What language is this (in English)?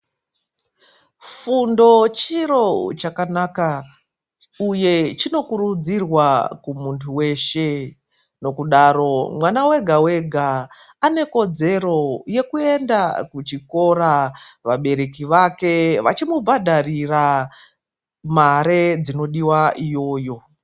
Ndau